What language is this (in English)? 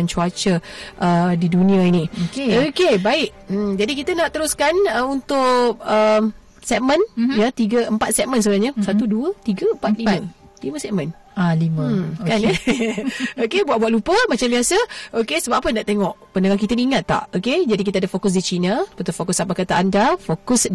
Malay